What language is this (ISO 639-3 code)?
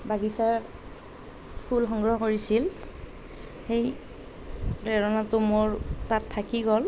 asm